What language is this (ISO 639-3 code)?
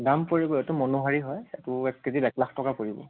asm